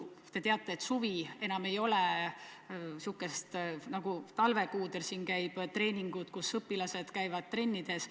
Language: Estonian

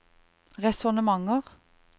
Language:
Norwegian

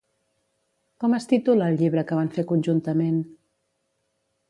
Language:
Catalan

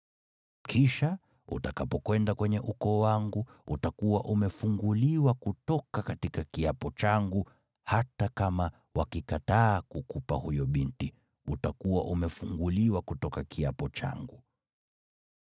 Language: Swahili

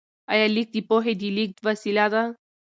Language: Pashto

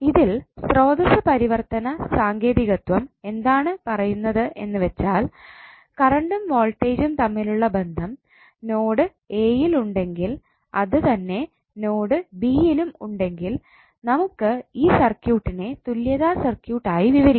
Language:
Malayalam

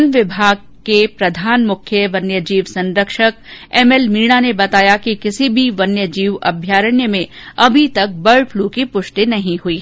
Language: Hindi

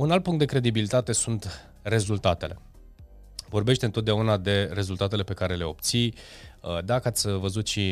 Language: Romanian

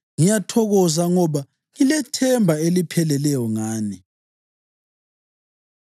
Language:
North Ndebele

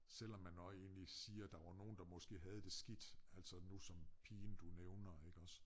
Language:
Danish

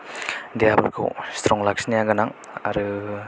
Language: Bodo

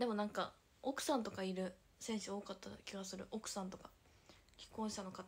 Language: Japanese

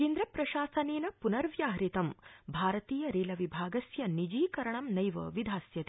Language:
Sanskrit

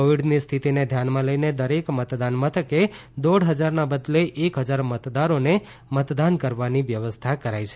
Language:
Gujarati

